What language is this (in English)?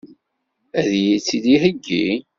Kabyle